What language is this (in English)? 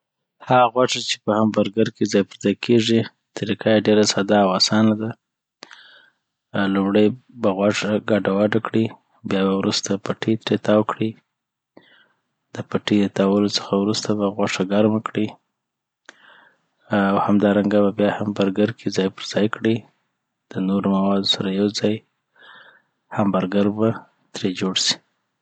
Southern Pashto